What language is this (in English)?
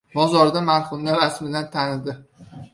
Uzbek